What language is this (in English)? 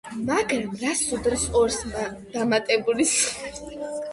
Georgian